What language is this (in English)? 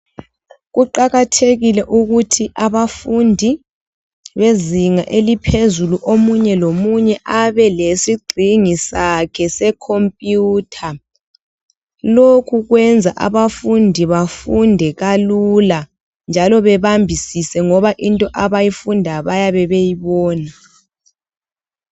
North Ndebele